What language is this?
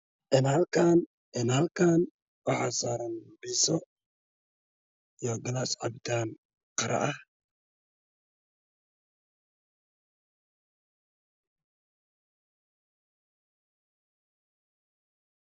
Somali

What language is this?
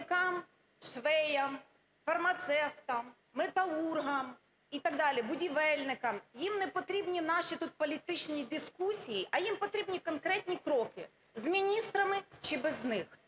Ukrainian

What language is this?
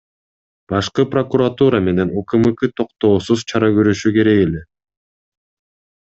Kyrgyz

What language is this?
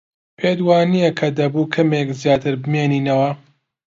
Central Kurdish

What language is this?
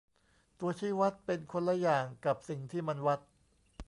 Thai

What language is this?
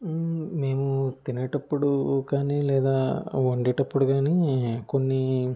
Telugu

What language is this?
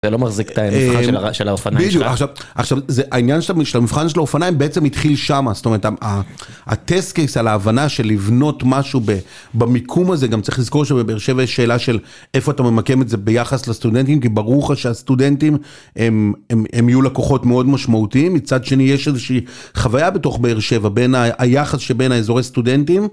Hebrew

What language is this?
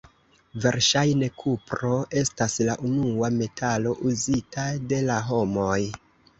Esperanto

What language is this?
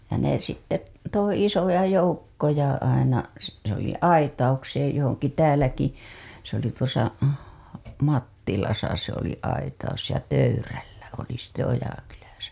Finnish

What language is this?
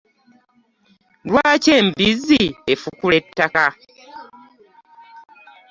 Ganda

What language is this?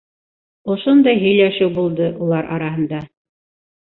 Bashkir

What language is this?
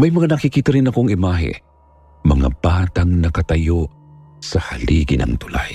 Filipino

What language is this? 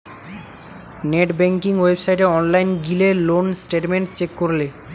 Bangla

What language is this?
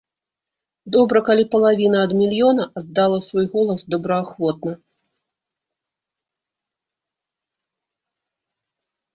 Belarusian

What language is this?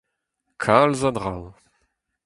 Breton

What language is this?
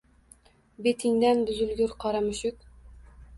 Uzbek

